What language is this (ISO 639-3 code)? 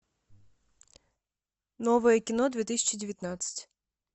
rus